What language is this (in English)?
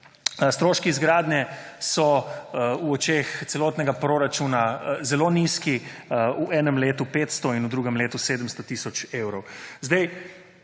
Slovenian